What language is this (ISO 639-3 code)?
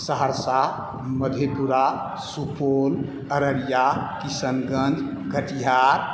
mai